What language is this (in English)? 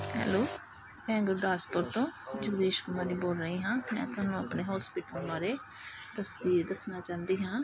Punjabi